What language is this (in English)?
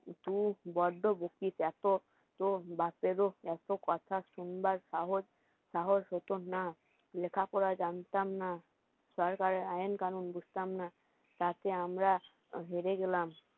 Bangla